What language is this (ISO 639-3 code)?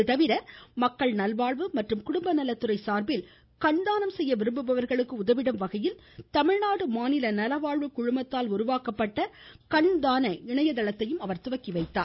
tam